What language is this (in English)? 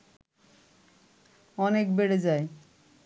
Bangla